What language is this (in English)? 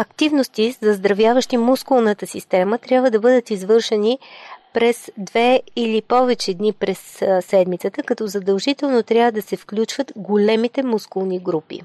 Bulgarian